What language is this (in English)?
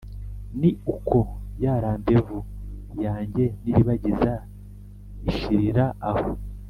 Kinyarwanda